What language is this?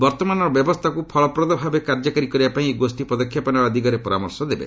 Odia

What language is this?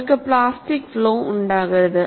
Malayalam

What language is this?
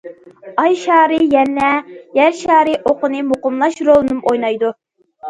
Uyghur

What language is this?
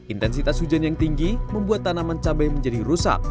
Indonesian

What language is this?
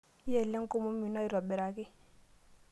Masai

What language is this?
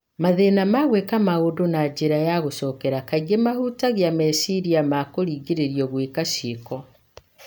Kikuyu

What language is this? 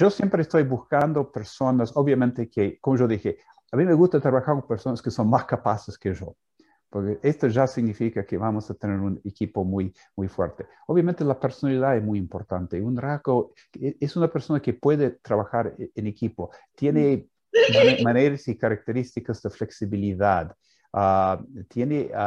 Spanish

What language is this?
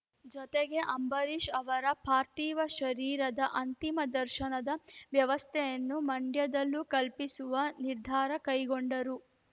Kannada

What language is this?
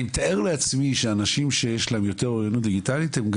Hebrew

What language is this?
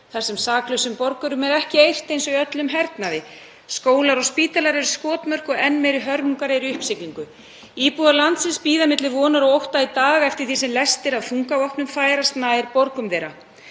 Icelandic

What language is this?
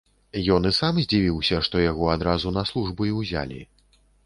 Belarusian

